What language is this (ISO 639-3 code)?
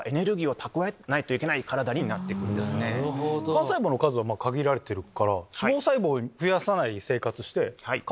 jpn